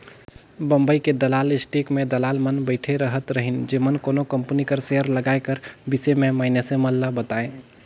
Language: Chhattisgarhi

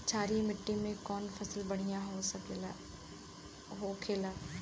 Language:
Bhojpuri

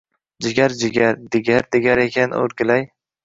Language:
Uzbek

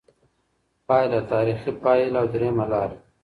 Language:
Pashto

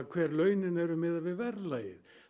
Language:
Icelandic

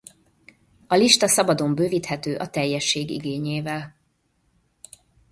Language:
Hungarian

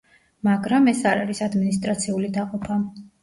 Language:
Georgian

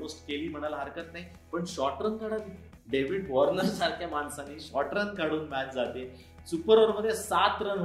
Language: Marathi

